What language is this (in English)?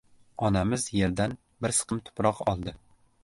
Uzbek